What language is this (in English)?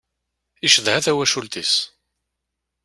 Kabyle